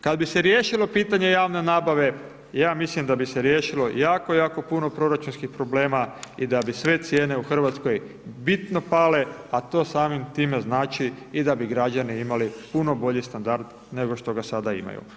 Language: Croatian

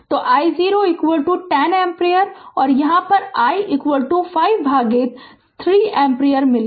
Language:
Hindi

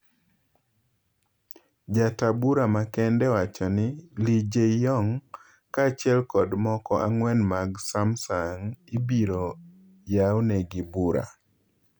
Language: Luo (Kenya and Tanzania)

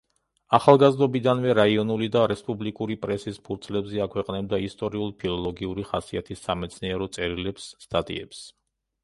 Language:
Georgian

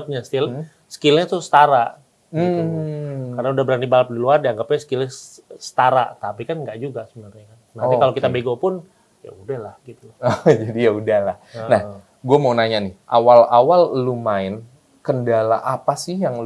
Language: Indonesian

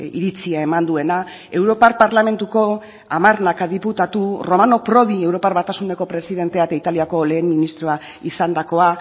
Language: Basque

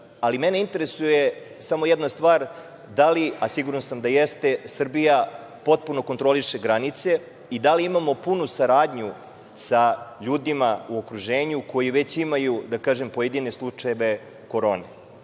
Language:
Serbian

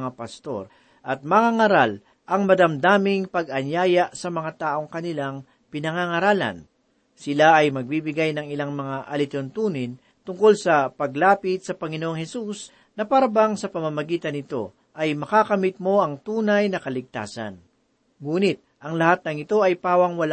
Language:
Filipino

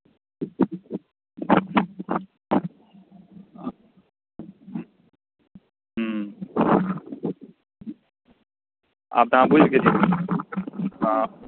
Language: Maithili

